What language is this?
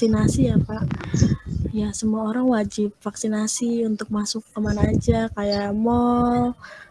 Indonesian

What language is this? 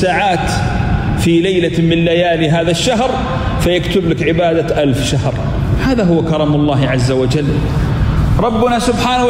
Arabic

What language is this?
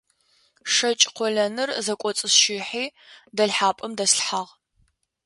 Adyghe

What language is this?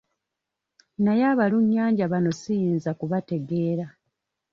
Ganda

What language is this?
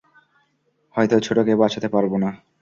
Bangla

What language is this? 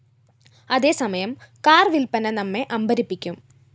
Malayalam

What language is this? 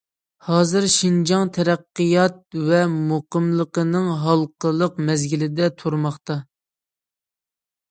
Uyghur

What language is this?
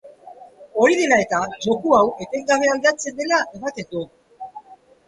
Basque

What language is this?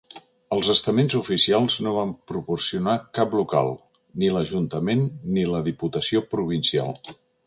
Catalan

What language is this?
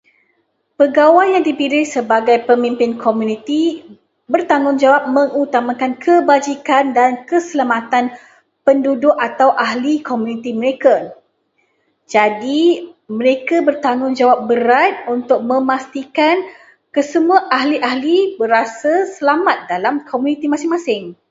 Malay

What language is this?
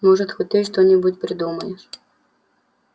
Russian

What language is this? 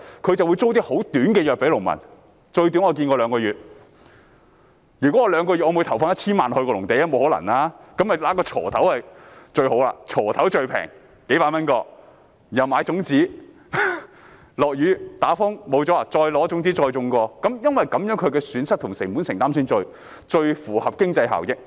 Cantonese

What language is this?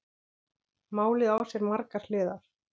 Icelandic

